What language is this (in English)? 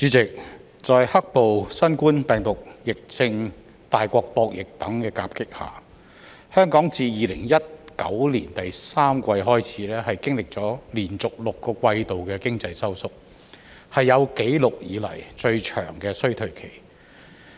Cantonese